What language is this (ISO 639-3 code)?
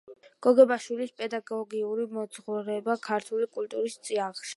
kat